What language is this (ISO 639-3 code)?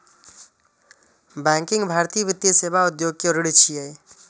mai